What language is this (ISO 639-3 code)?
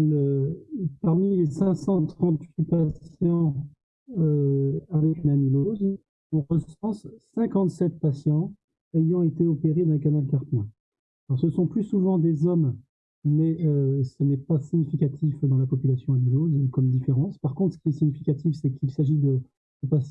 fra